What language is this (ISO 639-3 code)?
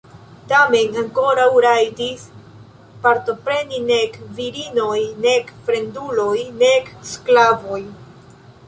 epo